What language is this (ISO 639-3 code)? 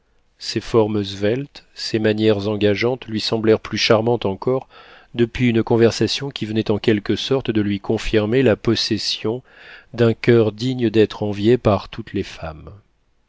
fra